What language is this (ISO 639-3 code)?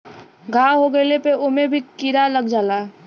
bho